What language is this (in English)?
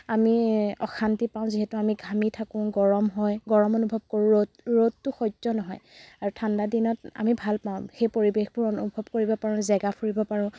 Assamese